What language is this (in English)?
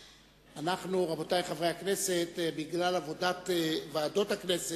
Hebrew